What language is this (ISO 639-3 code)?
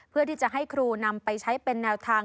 tha